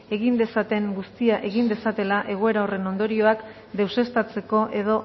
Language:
Basque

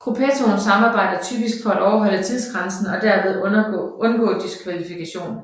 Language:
Danish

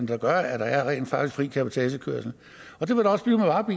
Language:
Danish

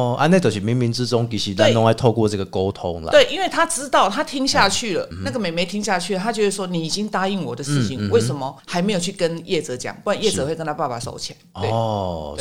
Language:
Chinese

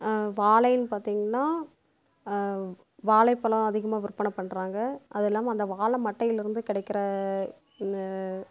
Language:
Tamil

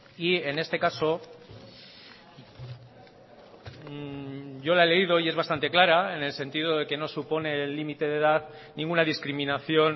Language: Spanish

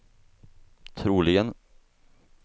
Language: Swedish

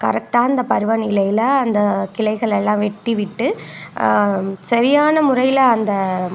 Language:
Tamil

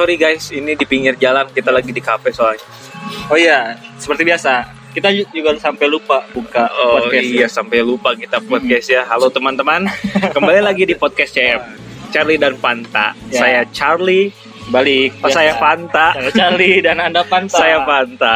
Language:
Indonesian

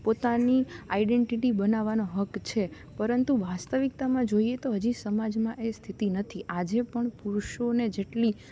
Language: Gujarati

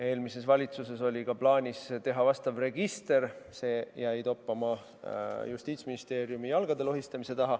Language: Estonian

